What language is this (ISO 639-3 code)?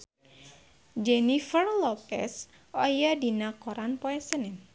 sun